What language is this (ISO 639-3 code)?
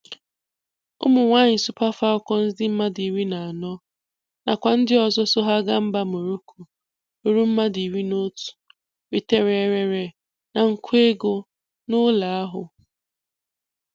ibo